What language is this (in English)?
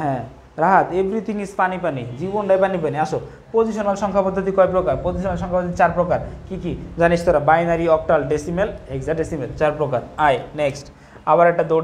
Hindi